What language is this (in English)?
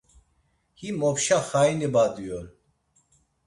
Laz